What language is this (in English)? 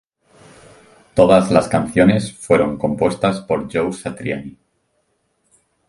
Spanish